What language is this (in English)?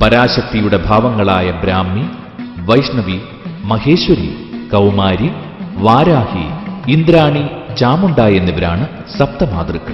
Malayalam